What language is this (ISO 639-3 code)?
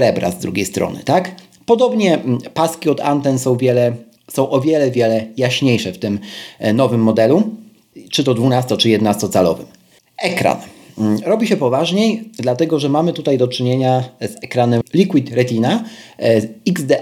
pol